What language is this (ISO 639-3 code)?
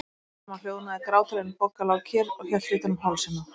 isl